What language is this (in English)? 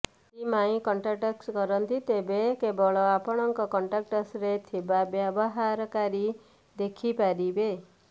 Odia